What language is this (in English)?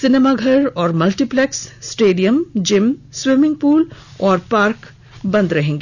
Hindi